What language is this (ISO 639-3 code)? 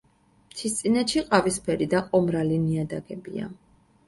kat